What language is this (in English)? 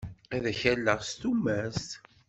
Kabyle